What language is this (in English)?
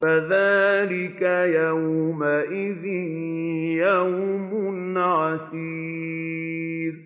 Arabic